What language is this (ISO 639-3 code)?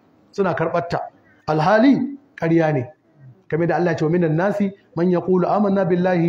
ara